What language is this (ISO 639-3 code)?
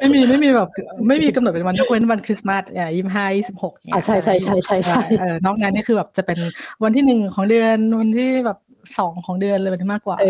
tha